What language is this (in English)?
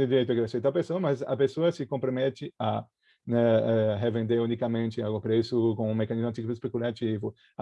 Portuguese